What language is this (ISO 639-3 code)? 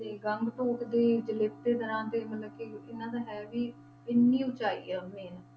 pan